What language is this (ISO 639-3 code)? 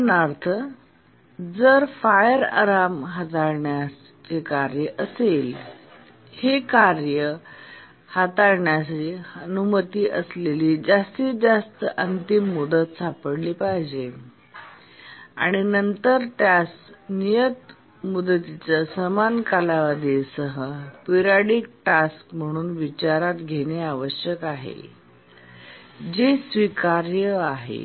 mar